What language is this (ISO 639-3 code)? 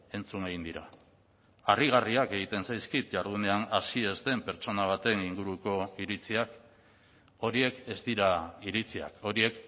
eus